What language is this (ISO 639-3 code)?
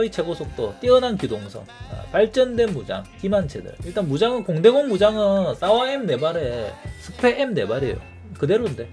kor